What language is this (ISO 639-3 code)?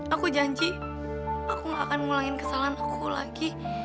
ind